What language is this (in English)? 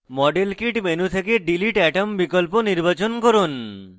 Bangla